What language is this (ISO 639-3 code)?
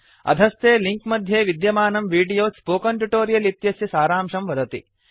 san